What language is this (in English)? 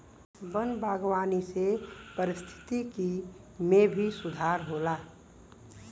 Bhojpuri